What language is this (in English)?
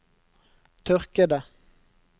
Norwegian